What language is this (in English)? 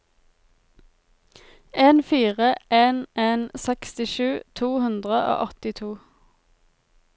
Norwegian